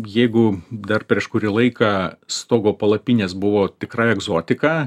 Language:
Lithuanian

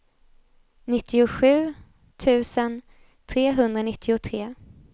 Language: Swedish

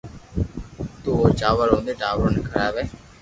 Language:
Loarki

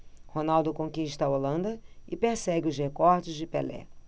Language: Portuguese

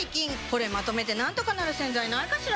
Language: Japanese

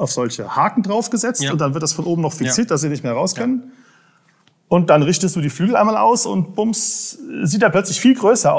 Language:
German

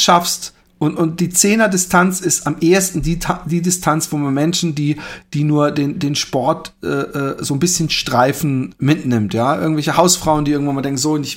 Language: German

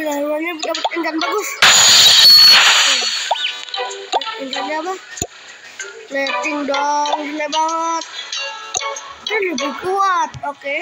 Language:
Indonesian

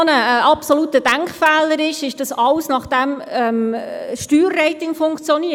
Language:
Swiss German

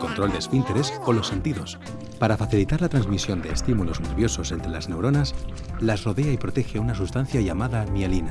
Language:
Spanish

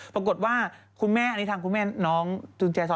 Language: Thai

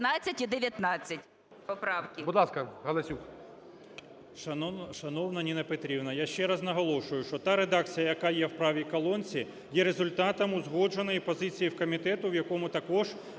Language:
Ukrainian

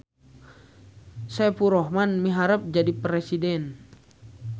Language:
Sundanese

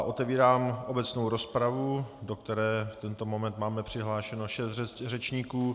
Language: Czech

